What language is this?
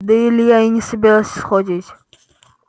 Russian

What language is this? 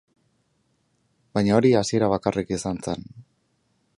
Basque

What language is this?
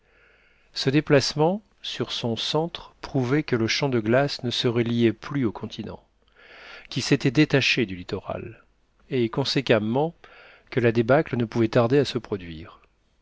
French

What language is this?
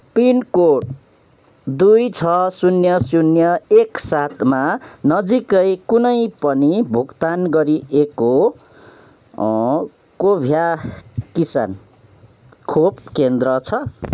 Nepali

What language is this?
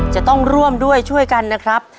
Thai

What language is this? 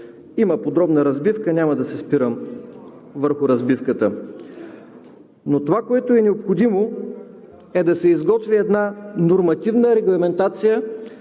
Bulgarian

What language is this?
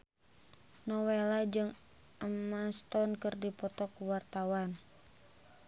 Sundanese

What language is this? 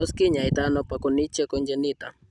Kalenjin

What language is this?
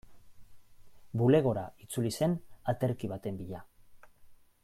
Basque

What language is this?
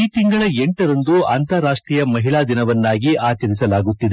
Kannada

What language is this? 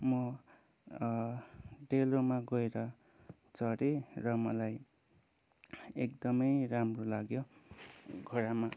Nepali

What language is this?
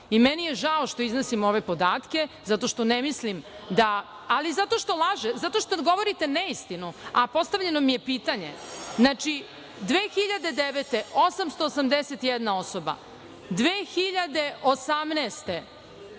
Serbian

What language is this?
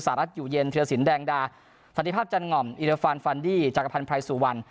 Thai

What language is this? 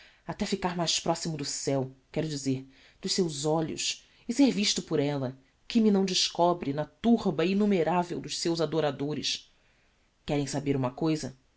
Portuguese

